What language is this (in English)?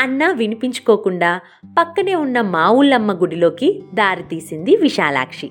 Telugu